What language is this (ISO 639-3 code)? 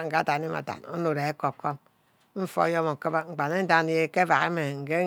byc